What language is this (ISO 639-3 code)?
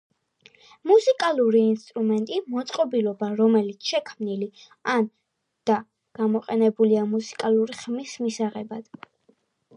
kat